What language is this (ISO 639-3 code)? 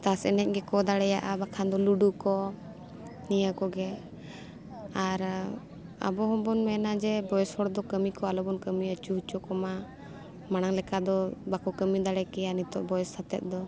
sat